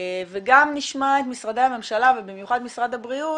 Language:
Hebrew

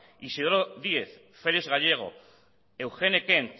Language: Basque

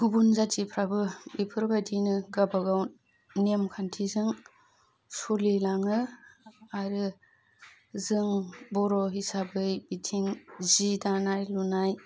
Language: Bodo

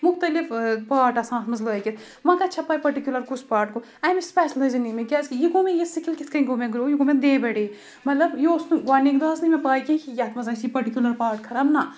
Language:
Kashmiri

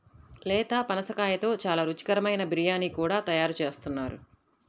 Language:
Telugu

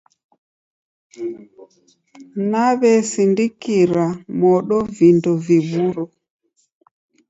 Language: Taita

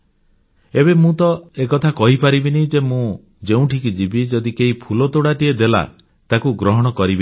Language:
Odia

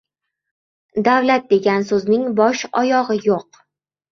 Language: Uzbek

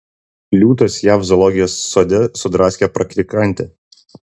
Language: Lithuanian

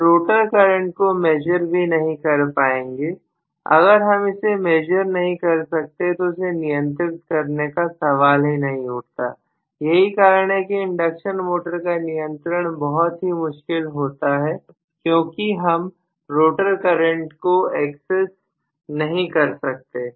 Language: Hindi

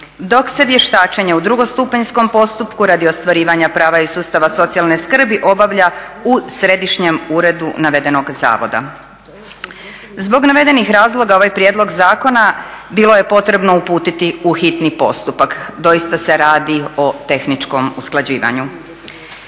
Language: Croatian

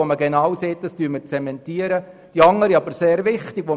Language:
Swiss German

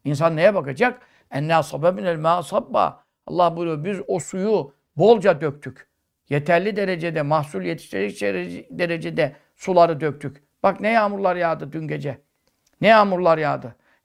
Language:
Turkish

